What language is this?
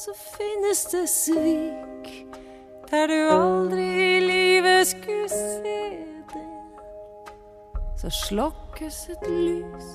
Norwegian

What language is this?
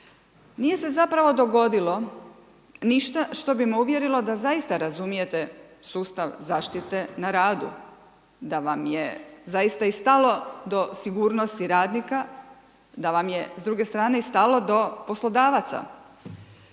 Croatian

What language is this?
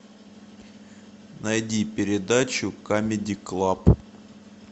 Russian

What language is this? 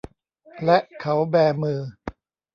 Thai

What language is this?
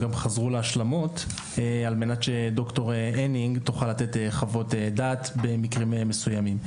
Hebrew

